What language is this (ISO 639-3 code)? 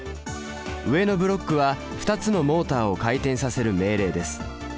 jpn